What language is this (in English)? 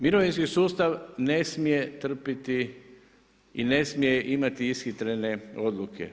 Croatian